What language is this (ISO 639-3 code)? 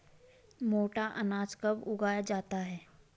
hin